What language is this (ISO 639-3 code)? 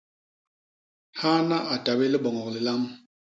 bas